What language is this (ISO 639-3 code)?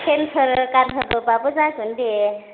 brx